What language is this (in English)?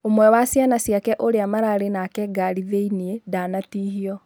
Kikuyu